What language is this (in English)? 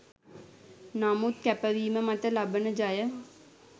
Sinhala